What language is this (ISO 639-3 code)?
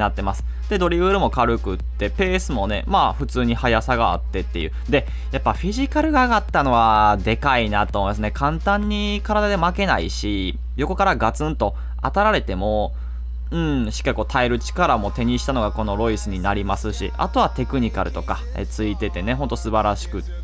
jpn